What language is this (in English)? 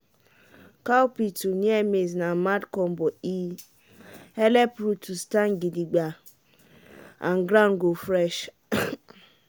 Nigerian Pidgin